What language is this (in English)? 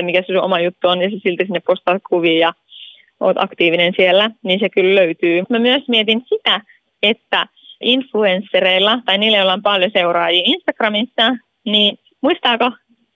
Finnish